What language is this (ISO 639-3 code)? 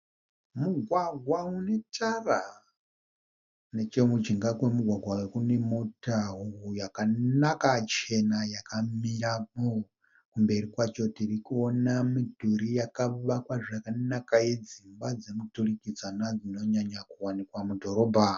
sna